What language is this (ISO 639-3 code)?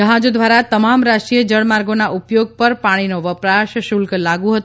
guj